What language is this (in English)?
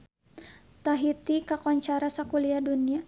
Sundanese